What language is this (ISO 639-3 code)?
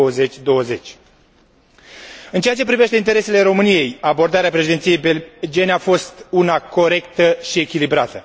ron